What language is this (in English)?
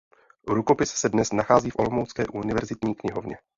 Czech